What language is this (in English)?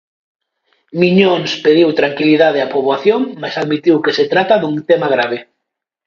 Galician